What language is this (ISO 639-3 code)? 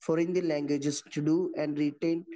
mal